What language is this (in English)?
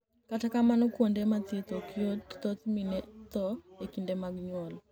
Luo (Kenya and Tanzania)